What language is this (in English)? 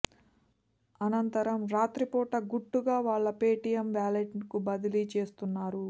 Telugu